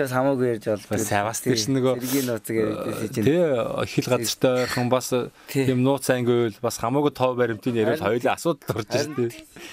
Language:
Korean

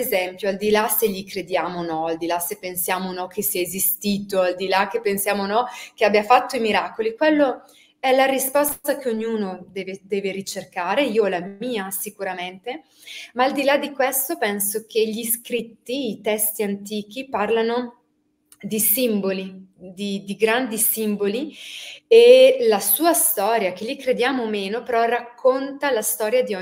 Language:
Italian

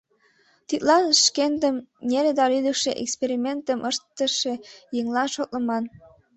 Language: Mari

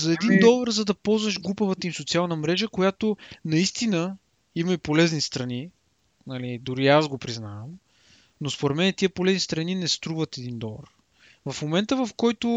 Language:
Bulgarian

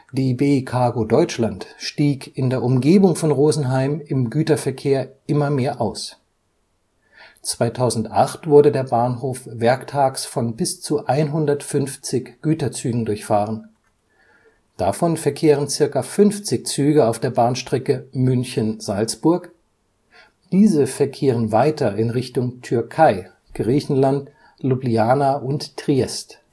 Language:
German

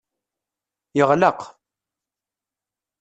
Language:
Kabyle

